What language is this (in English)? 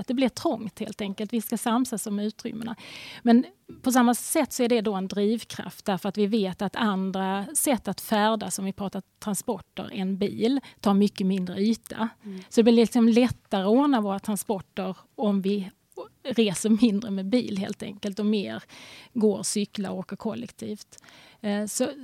Swedish